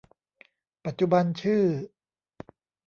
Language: Thai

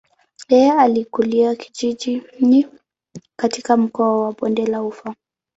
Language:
Swahili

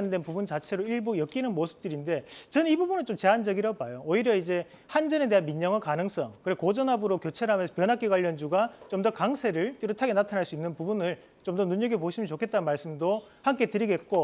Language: Korean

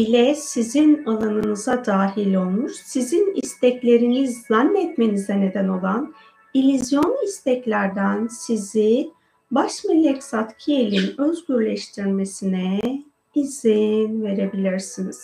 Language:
Turkish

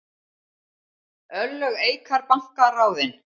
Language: Icelandic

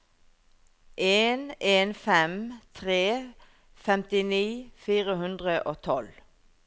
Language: Norwegian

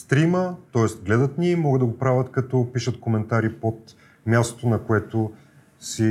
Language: Bulgarian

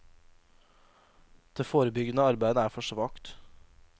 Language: Norwegian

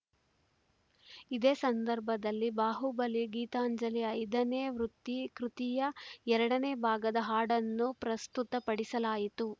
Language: Kannada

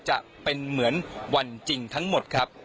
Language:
Thai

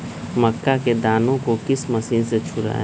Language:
Magahi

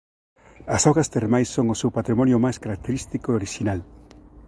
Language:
Galician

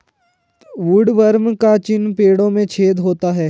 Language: Hindi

